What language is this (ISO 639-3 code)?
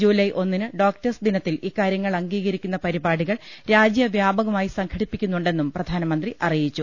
mal